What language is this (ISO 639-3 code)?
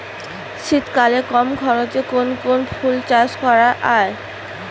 ben